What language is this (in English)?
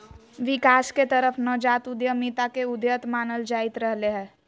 Magahi